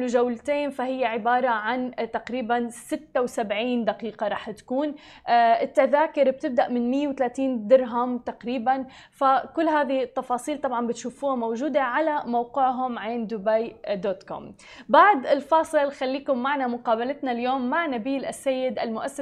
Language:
Arabic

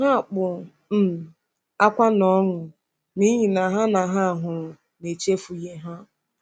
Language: Igbo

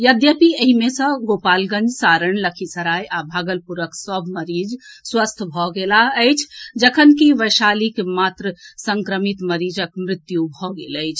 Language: Maithili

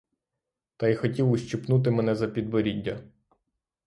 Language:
Ukrainian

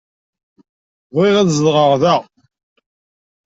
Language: Kabyle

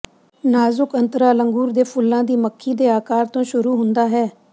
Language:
Punjabi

